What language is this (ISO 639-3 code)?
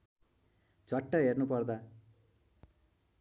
nep